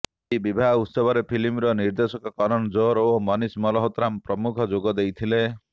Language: Odia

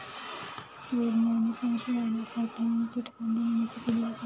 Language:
Marathi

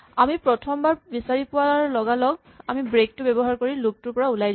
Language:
Assamese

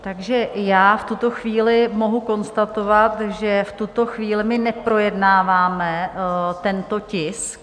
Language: Czech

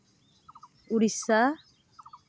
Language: Santali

